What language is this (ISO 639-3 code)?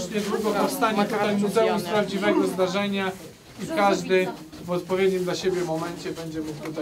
pol